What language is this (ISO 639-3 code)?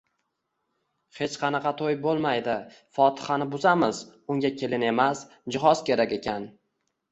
uzb